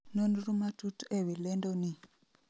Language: Luo (Kenya and Tanzania)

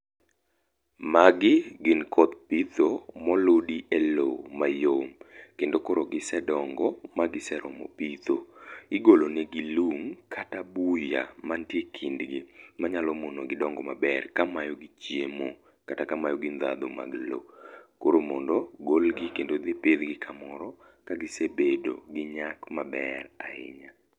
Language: Luo (Kenya and Tanzania)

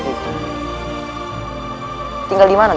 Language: Indonesian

